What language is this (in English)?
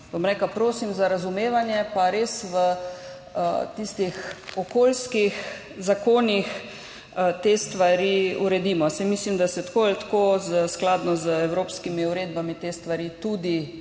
Slovenian